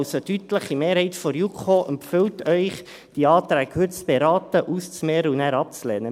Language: Swiss German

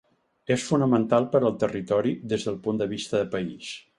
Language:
Catalan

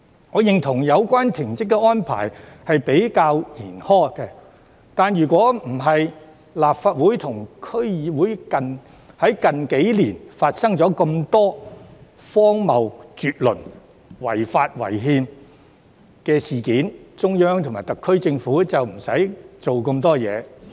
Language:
Cantonese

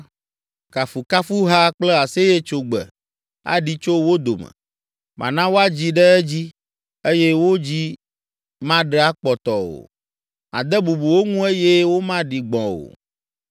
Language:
Ewe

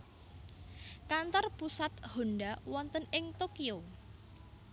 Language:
Javanese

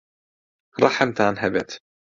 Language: Central Kurdish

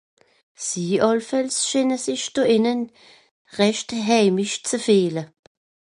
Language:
Swiss German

